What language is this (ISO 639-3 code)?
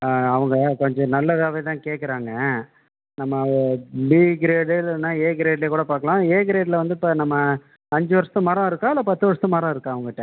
tam